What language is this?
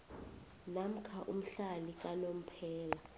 South Ndebele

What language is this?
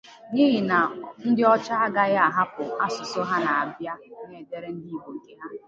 Igbo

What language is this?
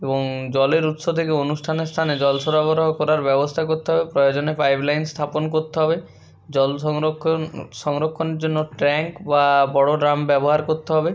Bangla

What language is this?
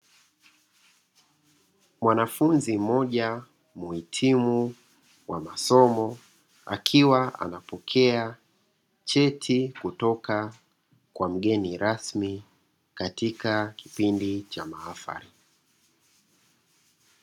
Swahili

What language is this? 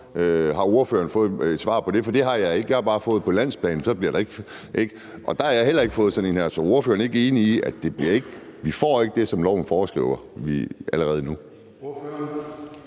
Danish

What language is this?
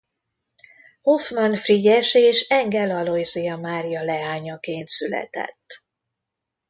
Hungarian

